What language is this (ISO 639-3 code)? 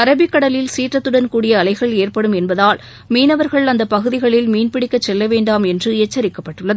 tam